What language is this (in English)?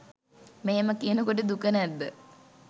Sinhala